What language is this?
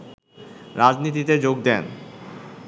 Bangla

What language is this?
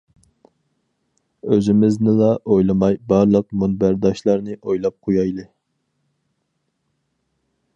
Uyghur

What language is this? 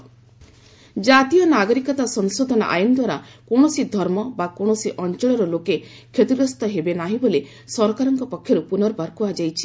Odia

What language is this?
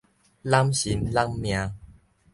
Min Nan Chinese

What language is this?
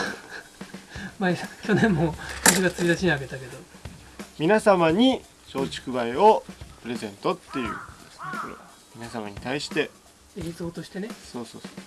Japanese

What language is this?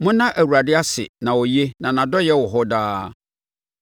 Akan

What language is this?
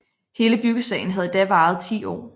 Danish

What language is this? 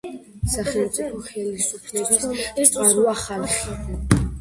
Georgian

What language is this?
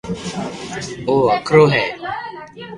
Loarki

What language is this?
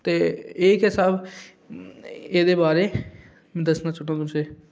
Dogri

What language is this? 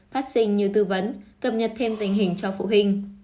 Vietnamese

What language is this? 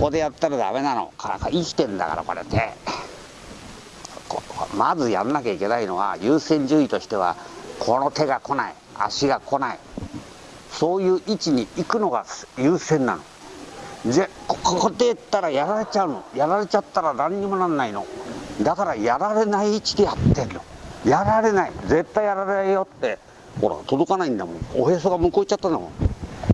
Japanese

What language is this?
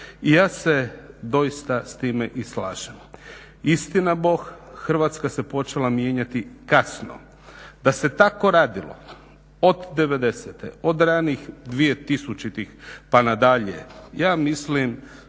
Croatian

